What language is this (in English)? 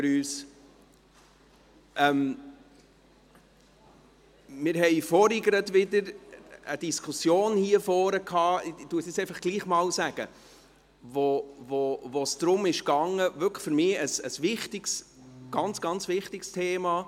Swiss German